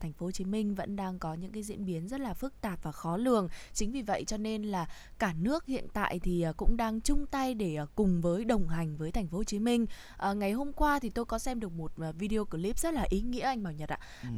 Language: Vietnamese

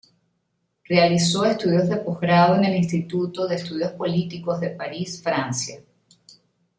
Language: Spanish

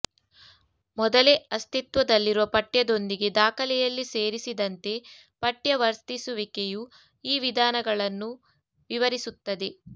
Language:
Kannada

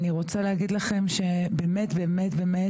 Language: Hebrew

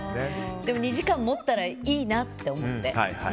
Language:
Japanese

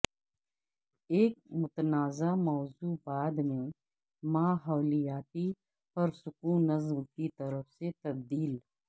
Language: Urdu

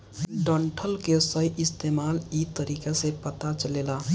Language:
Bhojpuri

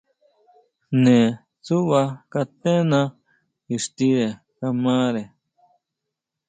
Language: Huautla Mazatec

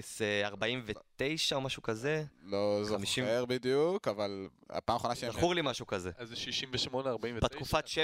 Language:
Hebrew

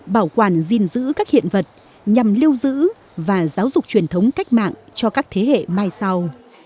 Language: Vietnamese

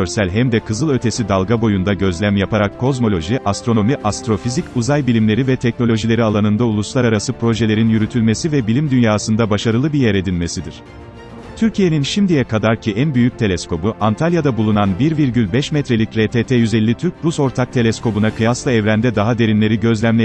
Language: Turkish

